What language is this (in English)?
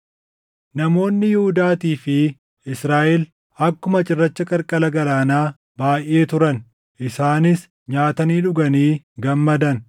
Oromo